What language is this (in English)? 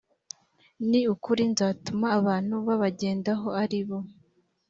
Kinyarwanda